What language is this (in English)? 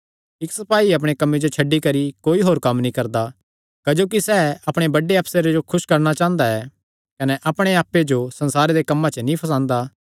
Kangri